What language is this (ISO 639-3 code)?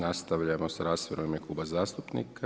hrv